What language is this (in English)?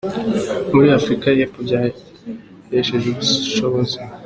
Kinyarwanda